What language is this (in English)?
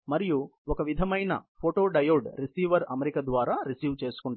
Telugu